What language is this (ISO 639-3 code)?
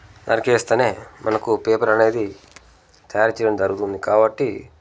tel